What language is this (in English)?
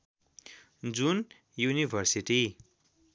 Nepali